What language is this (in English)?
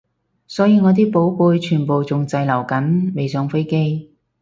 Cantonese